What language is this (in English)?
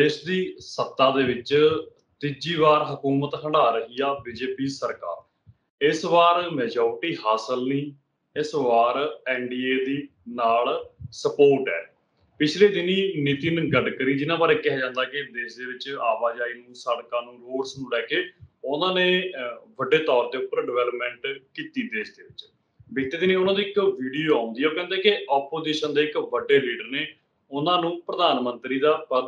Punjabi